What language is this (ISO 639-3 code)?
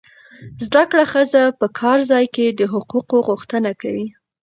pus